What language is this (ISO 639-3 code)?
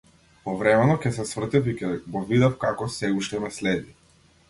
mkd